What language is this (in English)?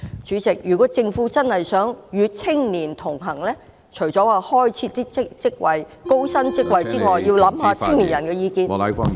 Cantonese